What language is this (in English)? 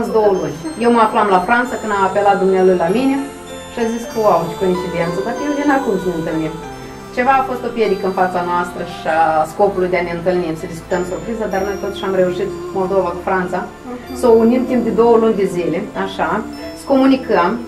Romanian